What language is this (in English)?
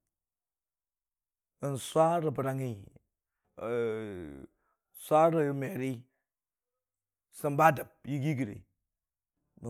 Dijim-Bwilim